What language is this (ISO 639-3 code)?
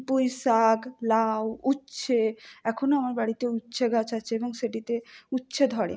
ben